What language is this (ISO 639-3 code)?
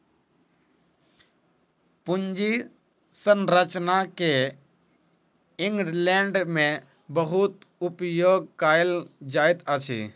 mai